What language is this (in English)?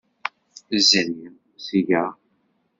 Kabyle